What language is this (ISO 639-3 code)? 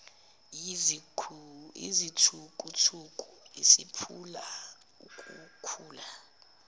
zul